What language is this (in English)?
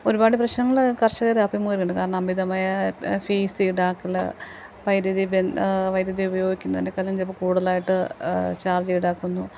Malayalam